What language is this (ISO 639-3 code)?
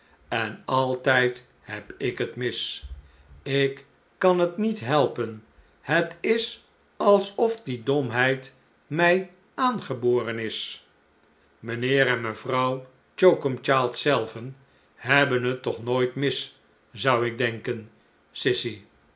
nld